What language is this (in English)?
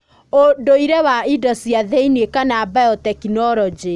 Kikuyu